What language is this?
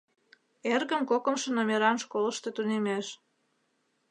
Mari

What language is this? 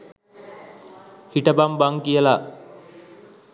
Sinhala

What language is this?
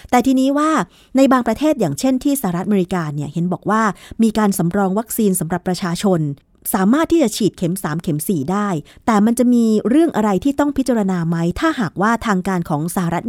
Thai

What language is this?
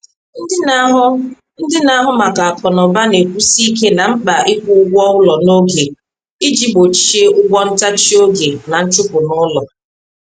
Igbo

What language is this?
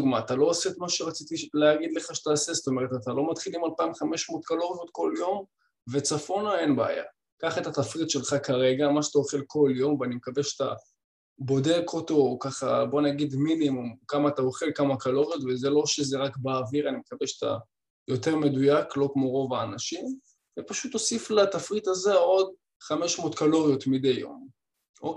Hebrew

